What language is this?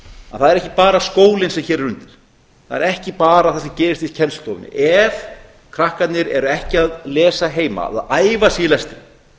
Icelandic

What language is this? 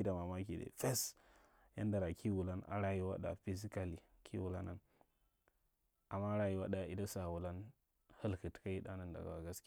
Marghi Central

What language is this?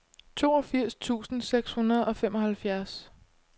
Danish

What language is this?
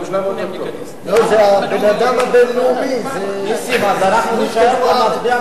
Hebrew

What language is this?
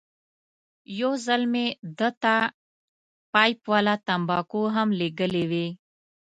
Pashto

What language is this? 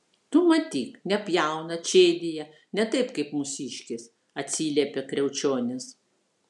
Lithuanian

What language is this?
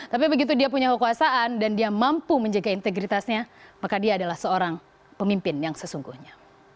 Indonesian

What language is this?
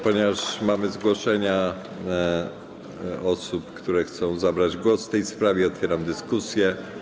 Polish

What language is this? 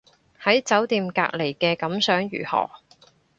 Cantonese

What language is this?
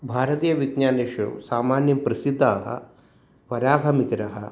Sanskrit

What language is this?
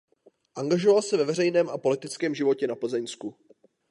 Czech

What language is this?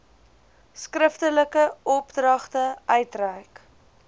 Afrikaans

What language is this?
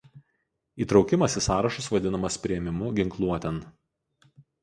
Lithuanian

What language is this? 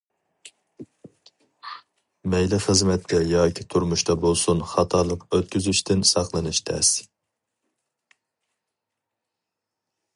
Uyghur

